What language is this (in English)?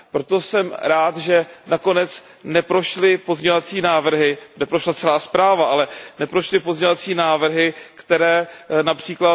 Czech